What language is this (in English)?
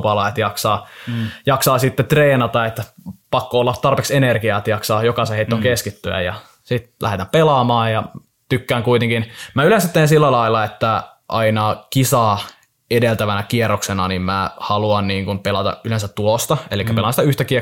Finnish